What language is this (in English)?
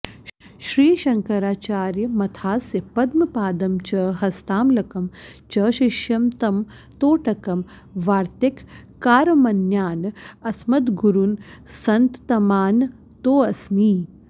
Sanskrit